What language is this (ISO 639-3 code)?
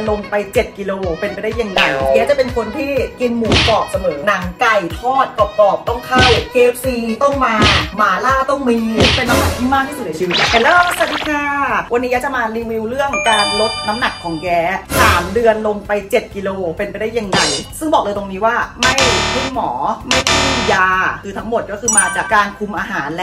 tha